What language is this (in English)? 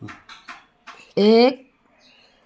Nepali